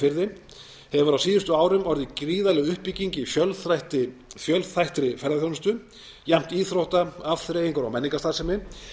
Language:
Icelandic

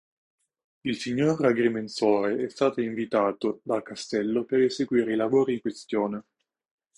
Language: Italian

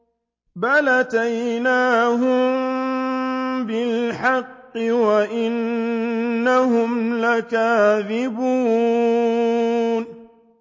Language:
Arabic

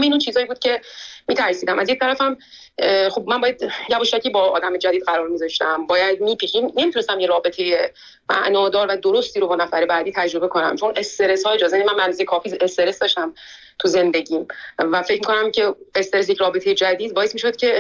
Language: Persian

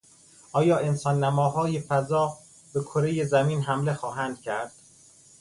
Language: Persian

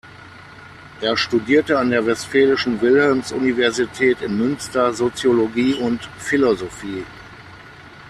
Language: German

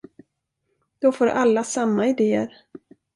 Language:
Swedish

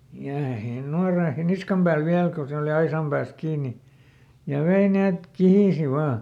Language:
Finnish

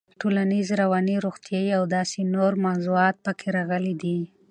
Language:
Pashto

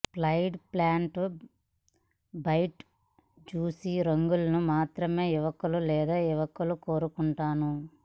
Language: Telugu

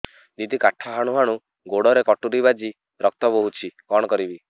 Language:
Odia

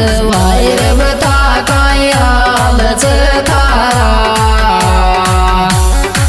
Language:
Hindi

